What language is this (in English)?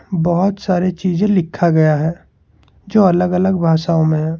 Hindi